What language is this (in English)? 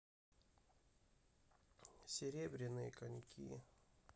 Russian